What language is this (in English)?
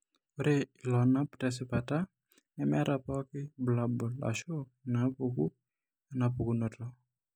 Masai